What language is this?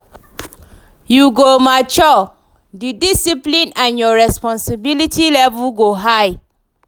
Nigerian Pidgin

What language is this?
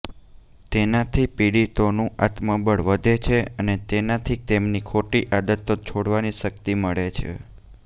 Gujarati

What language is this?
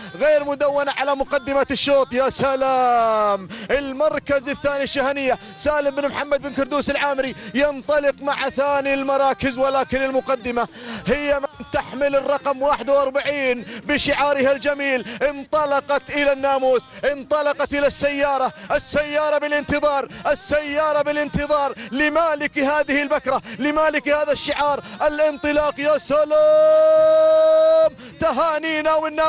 Arabic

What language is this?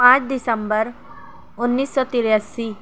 Urdu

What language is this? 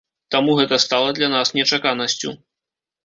Belarusian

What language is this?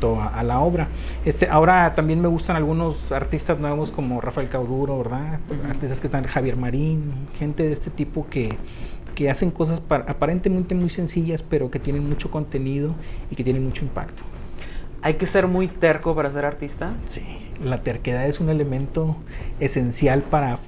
Spanish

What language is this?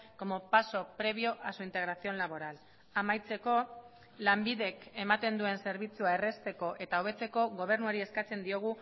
Basque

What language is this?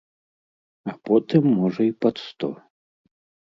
Belarusian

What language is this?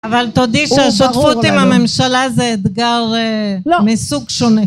Hebrew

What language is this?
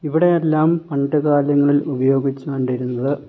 Malayalam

